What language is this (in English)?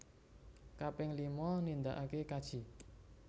Javanese